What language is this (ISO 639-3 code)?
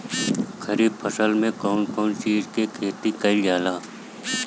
bho